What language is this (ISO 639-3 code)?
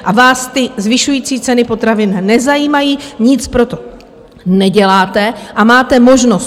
ces